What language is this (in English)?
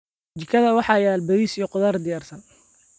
Somali